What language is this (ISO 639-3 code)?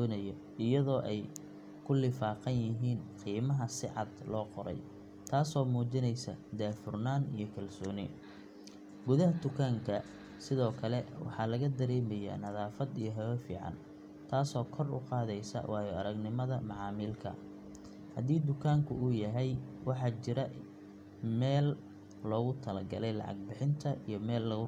som